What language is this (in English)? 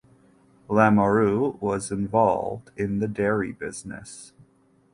English